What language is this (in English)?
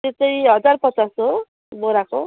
Nepali